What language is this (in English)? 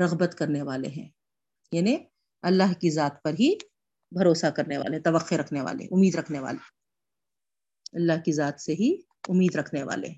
Urdu